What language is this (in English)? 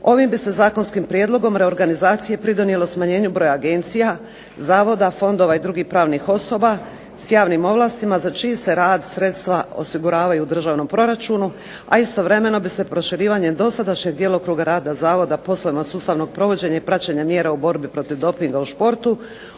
Croatian